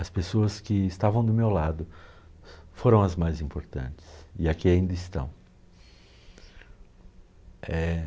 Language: Portuguese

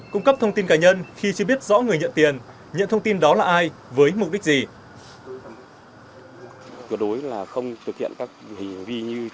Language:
Vietnamese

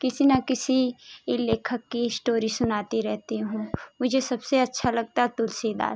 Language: Hindi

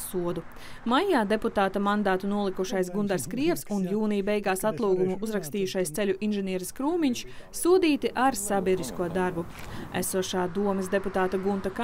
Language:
Latvian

